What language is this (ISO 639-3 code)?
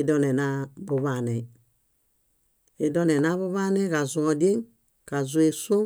bda